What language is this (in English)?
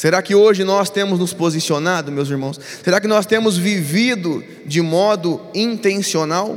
Portuguese